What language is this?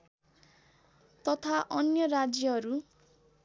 Nepali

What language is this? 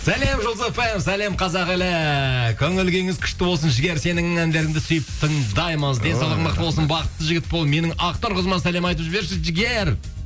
Kazakh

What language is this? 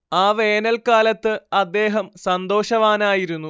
Malayalam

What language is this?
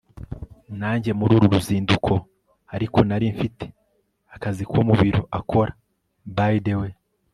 Kinyarwanda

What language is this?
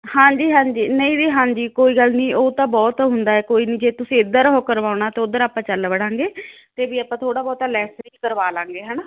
Punjabi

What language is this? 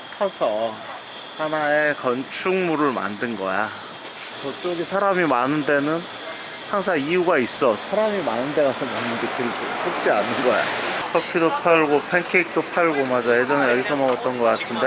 Korean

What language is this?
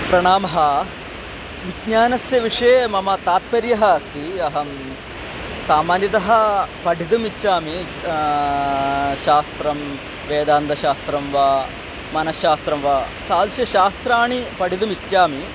Sanskrit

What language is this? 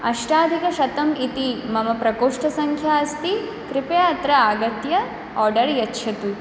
Sanskrit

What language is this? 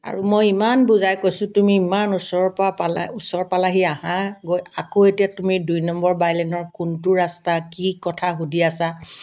Assamese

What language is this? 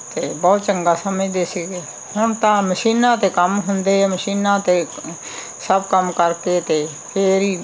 Punjabi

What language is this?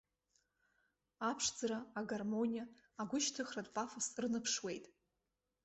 Abkhazian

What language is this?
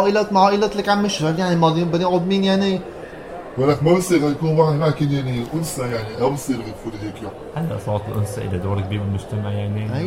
Arabic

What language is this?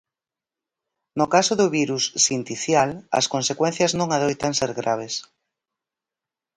Galician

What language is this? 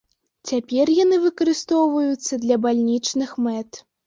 Belarusian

